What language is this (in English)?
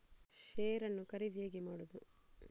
Kannada